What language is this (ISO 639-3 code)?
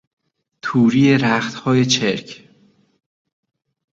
fas